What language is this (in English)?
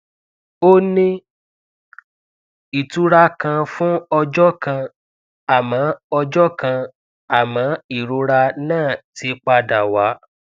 Yoruba